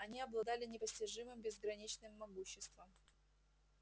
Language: Russian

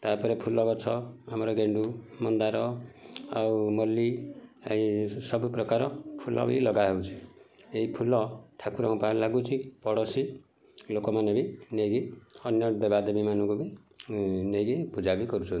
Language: Odia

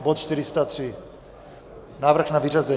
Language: Czech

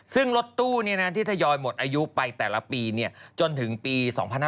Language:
Thai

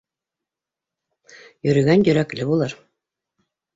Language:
Bashkir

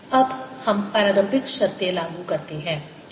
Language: Hindi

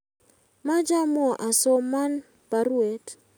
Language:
Kalenjin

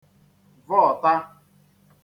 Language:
Igbo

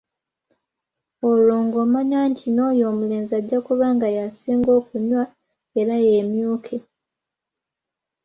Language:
Ganda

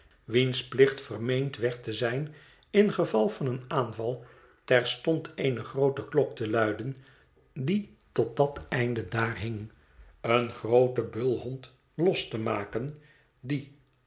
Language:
Dutch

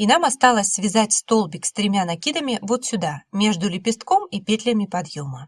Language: Russian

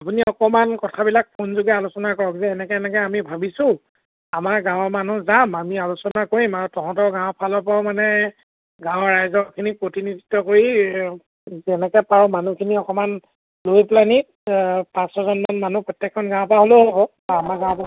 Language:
Assamese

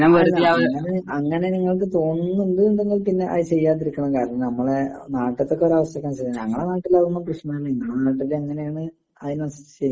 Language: Malayalam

